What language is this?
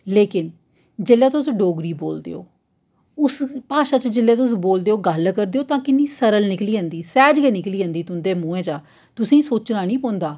Dogri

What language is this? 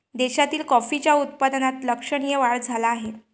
Marathi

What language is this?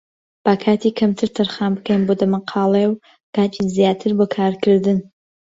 Central Kurdish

